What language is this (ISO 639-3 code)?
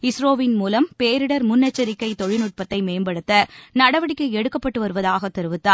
tam